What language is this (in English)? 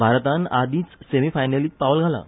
Konkani